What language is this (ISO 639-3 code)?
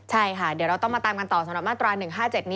tha